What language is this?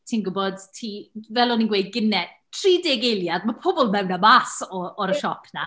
Welsh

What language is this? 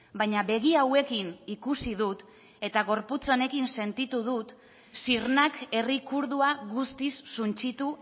Basque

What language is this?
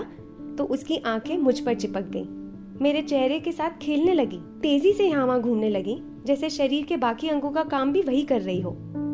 Hindi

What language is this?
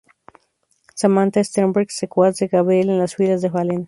Spanish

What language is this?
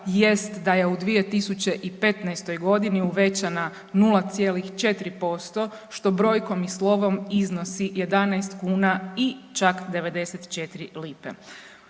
Croatian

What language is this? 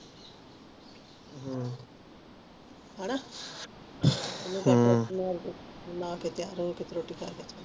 Punjabi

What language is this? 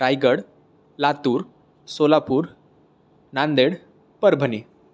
Marathi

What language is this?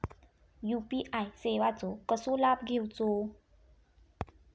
Marathi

